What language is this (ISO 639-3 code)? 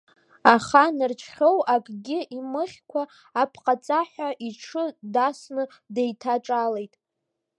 abk